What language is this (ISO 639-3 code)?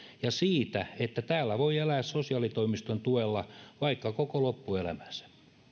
fin